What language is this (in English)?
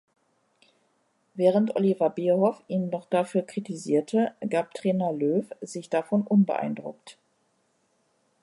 German